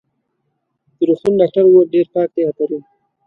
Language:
Pashto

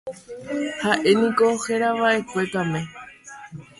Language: Guarani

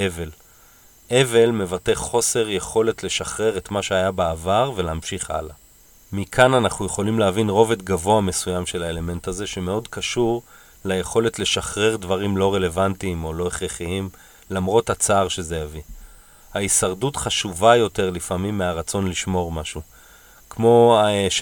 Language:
Hebrew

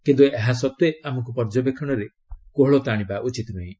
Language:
Odia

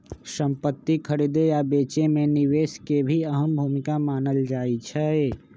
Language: Magahi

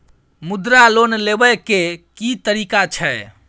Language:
Maithili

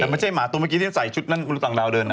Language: Thai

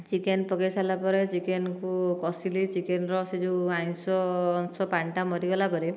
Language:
Odia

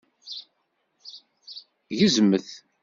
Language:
Kabyle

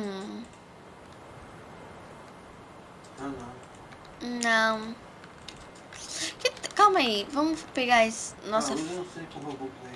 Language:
Portuguese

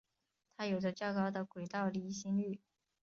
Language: Chinese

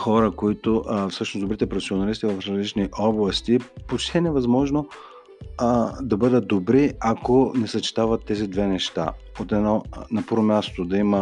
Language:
Bulgarian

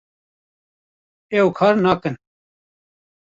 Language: Kurdish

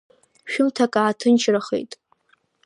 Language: Abkhazian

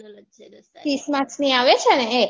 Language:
Gujarati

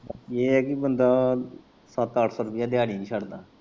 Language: Punjabi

